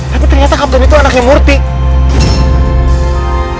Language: Indonesian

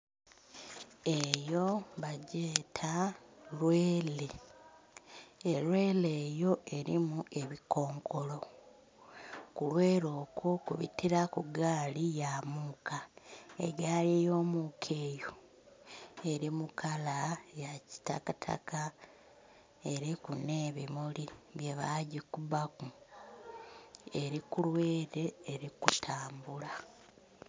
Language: Soga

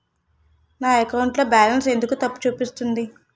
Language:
Telugu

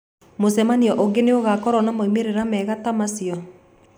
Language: Kikuyu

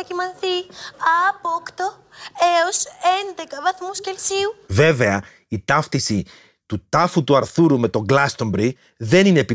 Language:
Greek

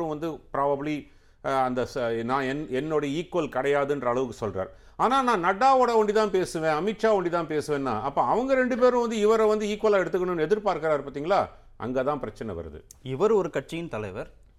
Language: Tamil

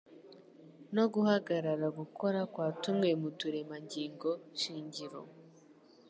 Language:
Kinyarwanda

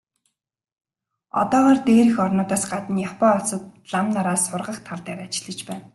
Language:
Mongolian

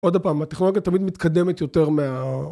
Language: Hebrew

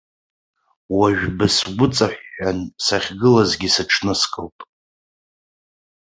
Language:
Abkhazian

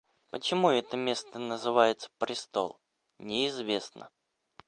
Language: Russian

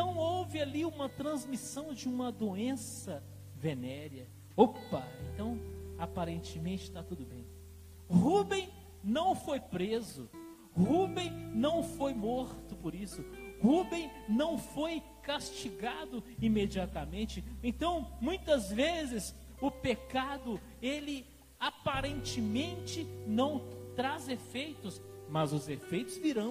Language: Portuguese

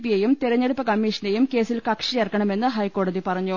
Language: Malayalam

